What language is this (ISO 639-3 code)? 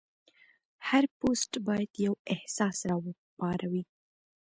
pus